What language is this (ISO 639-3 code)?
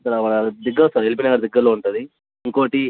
tel